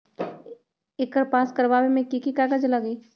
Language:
Magahi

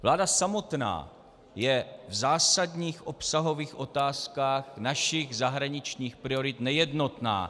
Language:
Czech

